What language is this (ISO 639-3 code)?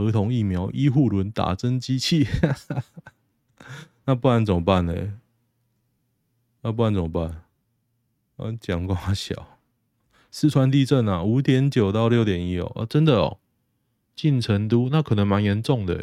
zho